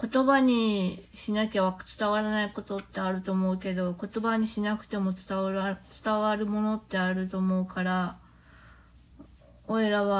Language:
Japanese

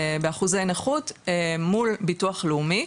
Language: Hebrew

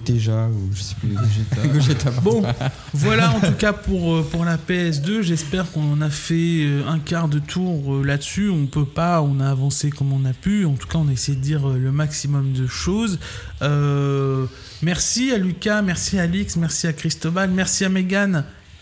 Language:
French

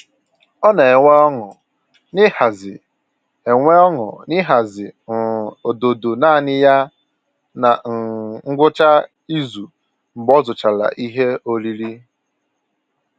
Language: Igbo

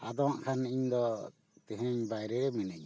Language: Santali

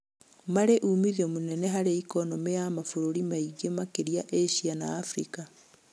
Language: Kikuyu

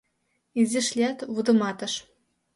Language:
Mari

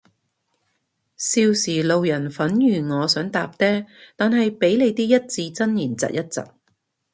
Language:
Cantonese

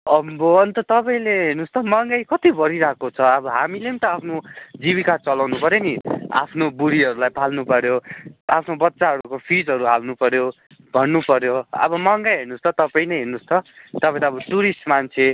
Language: Nepali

